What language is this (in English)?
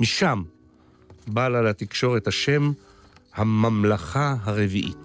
Hebrew